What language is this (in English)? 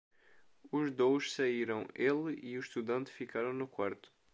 Portuguese